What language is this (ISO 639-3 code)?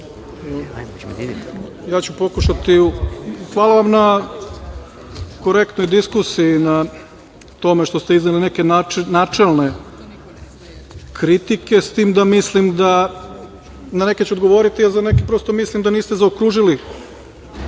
srp